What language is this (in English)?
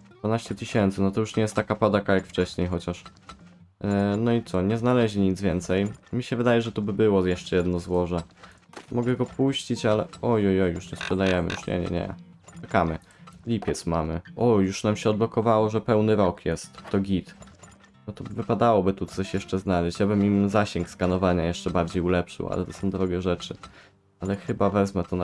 Polish